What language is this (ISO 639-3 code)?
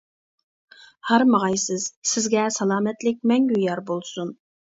uig